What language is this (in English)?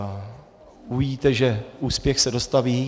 Czech